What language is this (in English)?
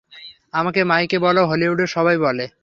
Bangla